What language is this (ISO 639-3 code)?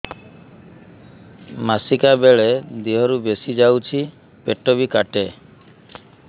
ori